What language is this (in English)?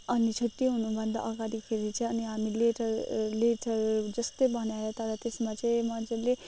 Nepali